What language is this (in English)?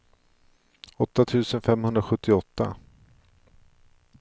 Swedish